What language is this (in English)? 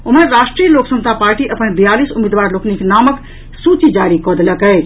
Maithili